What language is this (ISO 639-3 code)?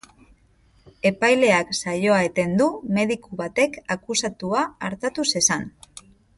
eus